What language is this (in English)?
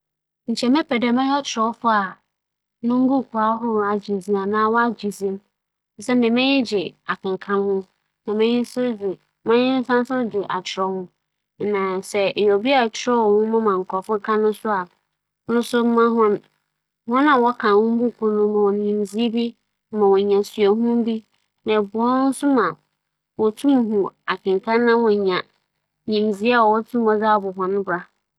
Akan